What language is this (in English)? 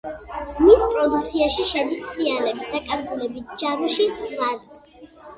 Georgian